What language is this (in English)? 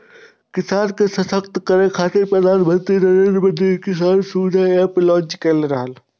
Maithili